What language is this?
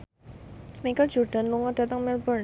Javanese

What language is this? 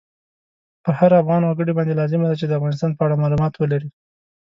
Pashto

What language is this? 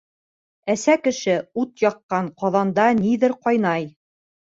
Bashkir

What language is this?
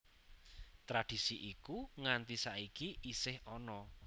Javanese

